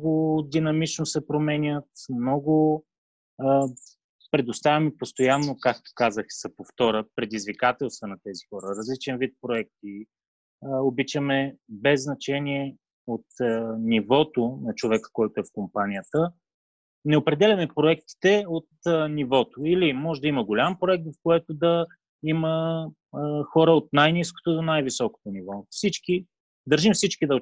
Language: Bulgarian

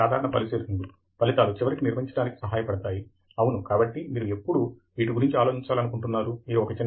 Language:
Telugu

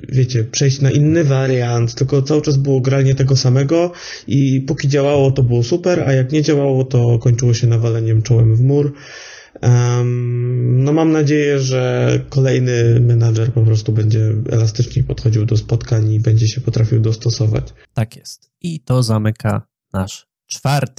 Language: Polish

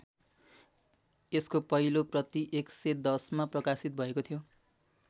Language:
Nepali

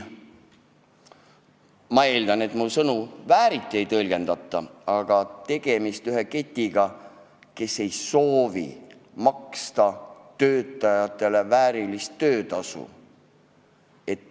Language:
Estonian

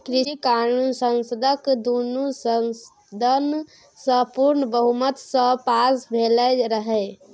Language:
Maithili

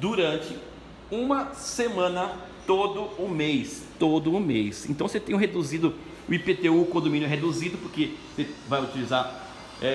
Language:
Portuguese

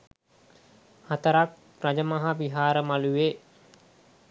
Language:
Sinhala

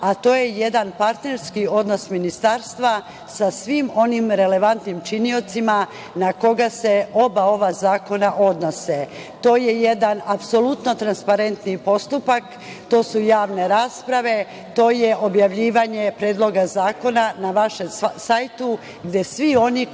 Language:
Serbian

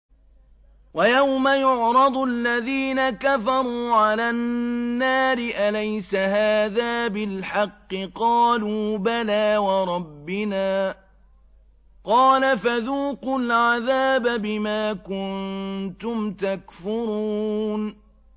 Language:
Arabic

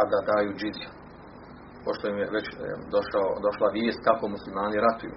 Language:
Croatian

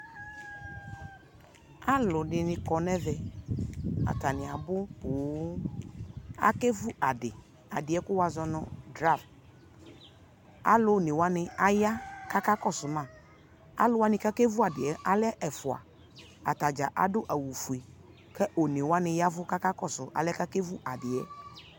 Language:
Ikposo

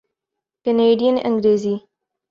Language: Urdu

